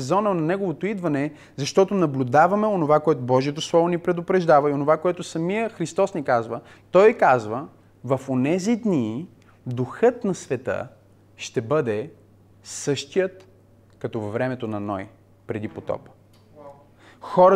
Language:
Bulgarian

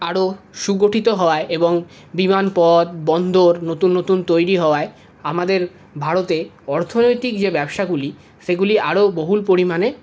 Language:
Bangla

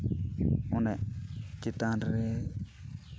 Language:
Santali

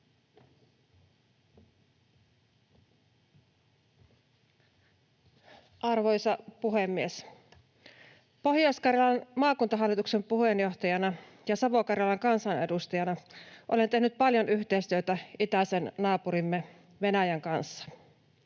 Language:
Finnish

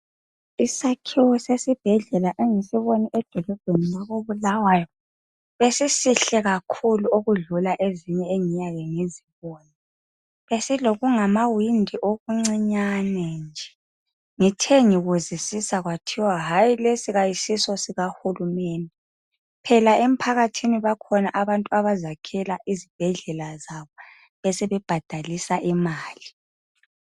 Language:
North Ndebele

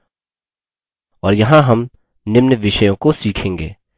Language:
Hindi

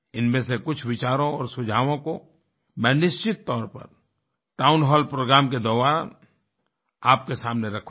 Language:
Hindi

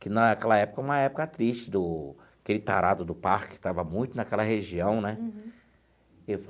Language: Portuguese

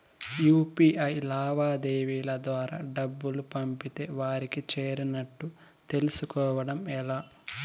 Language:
Telugu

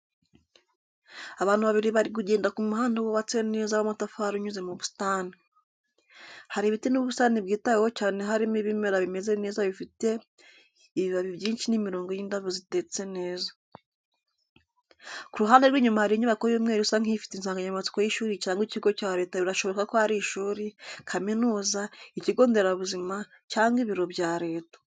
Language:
Kinyarwanda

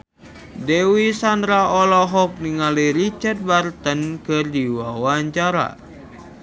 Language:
Sundanese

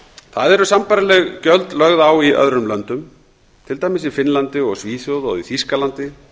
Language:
Icelandic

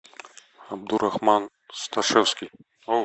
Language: Russian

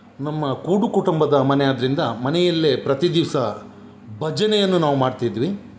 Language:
Kannada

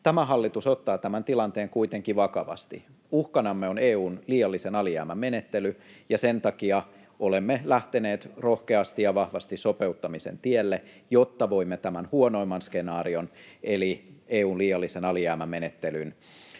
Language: Finnish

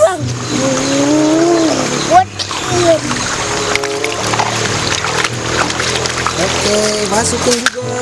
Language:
Indonesian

